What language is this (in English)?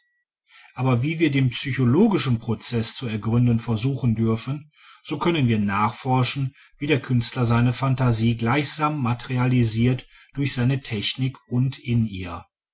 German